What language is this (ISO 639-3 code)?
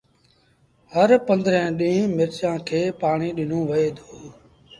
sbn